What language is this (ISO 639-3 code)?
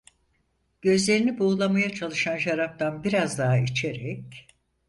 tur